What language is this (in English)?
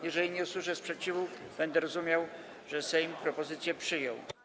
Polish